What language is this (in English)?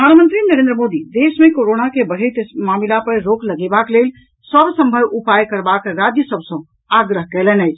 Maithili